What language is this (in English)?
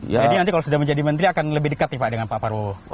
Indonesian